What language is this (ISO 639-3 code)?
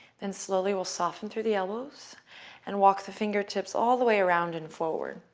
eng